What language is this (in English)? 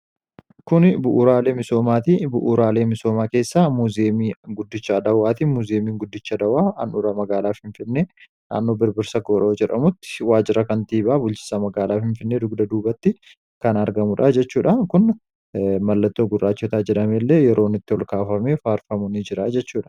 Oromo